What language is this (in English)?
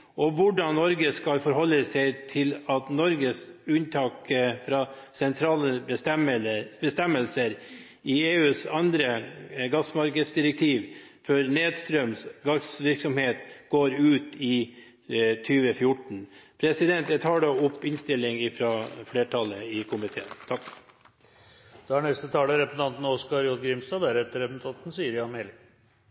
Norwegian